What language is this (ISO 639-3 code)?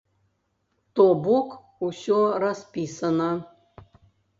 bel